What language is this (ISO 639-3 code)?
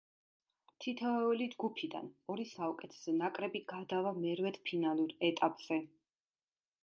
kat